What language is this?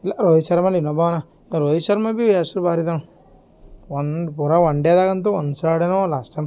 Kannada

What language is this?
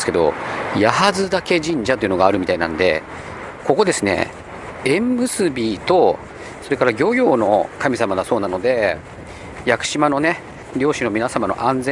Japanese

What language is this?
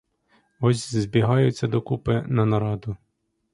Ukrainian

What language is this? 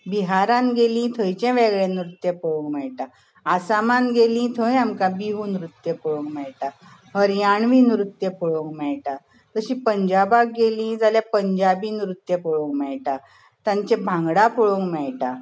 Konkani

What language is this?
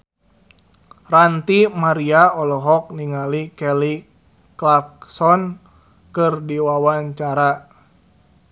Sundanese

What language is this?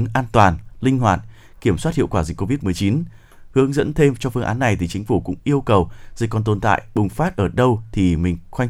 Vietnamese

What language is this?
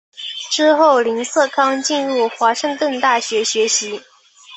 Chinese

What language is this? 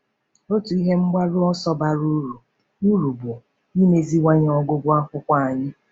Igbo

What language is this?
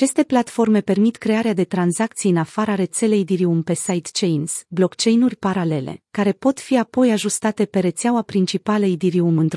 Romanian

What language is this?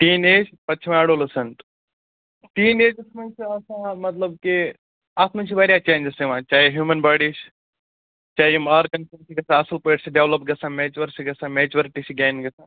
Kashmiri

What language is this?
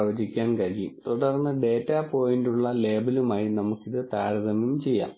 Malayalam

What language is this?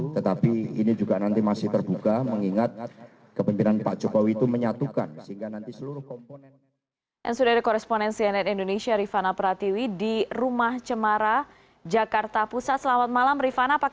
Indonesian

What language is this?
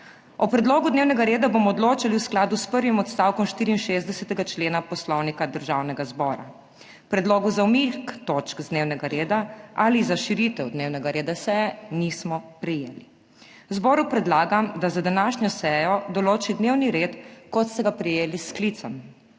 Slovenian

